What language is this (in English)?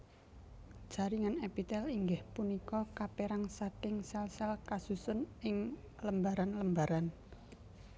Javanese